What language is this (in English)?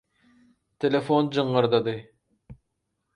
Turkmen